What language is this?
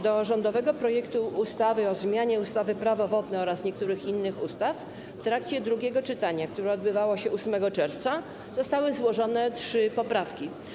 Polish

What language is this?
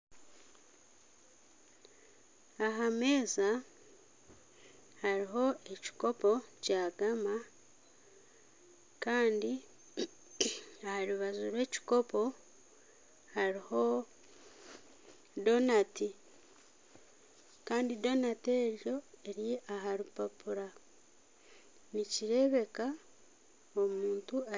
Nyankole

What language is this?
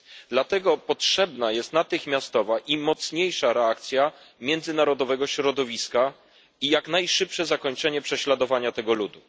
Polish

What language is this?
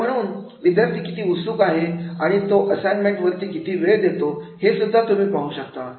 Marathi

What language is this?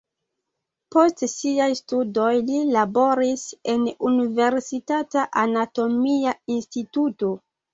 Esperanto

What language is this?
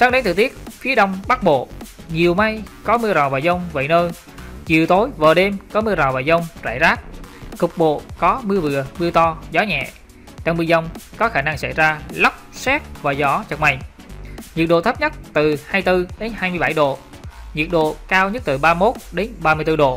Vietnamese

